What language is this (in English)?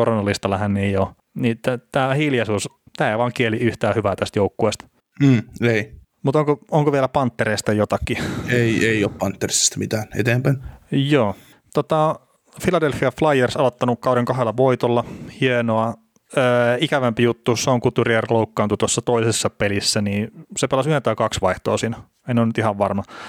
Finnish